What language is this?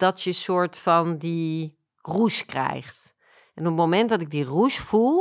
Dutch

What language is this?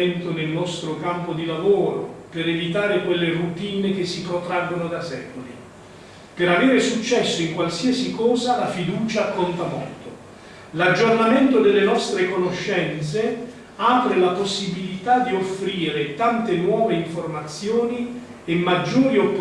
Italian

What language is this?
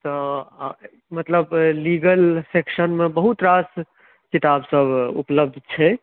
Maithili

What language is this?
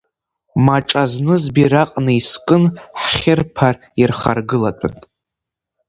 Abkhazian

